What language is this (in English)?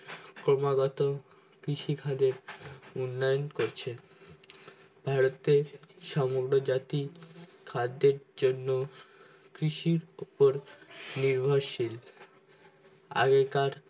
Bangla